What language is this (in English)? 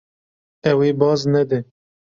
Kurdish